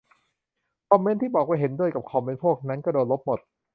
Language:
Thai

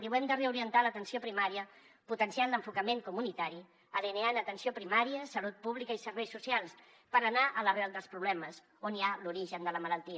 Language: Catalan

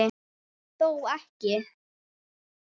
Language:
Icelandic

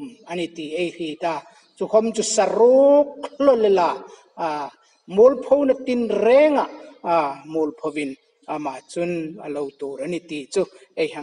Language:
Thai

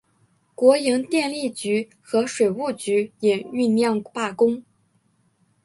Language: Chinese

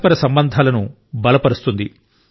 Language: Telugu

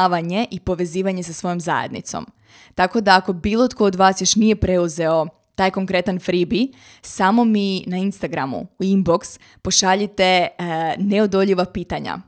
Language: Croatian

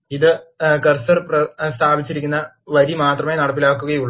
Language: Malayalam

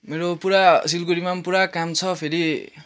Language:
Nepali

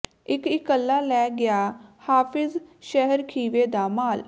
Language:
Punjabi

